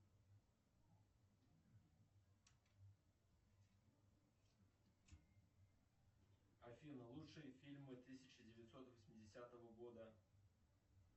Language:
Russian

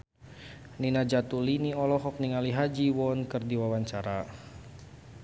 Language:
Sundanese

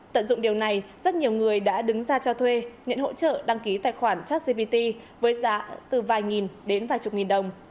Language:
Vietnamese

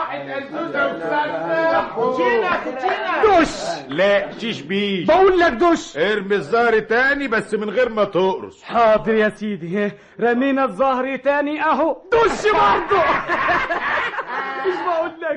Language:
Arabic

